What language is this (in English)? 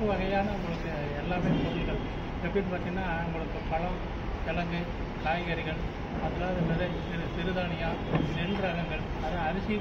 Tamil